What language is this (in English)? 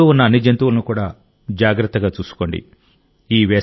Telugu